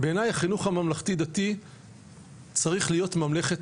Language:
Hebrew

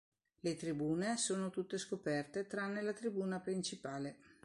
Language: Italian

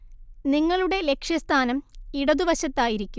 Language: Malayalam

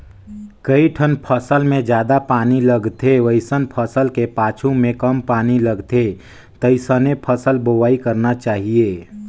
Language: Chhattisgarhi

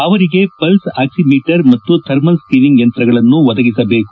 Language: Kannada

